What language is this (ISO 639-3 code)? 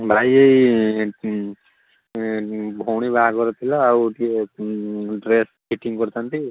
ori